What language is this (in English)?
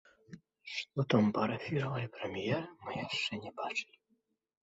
Belarusian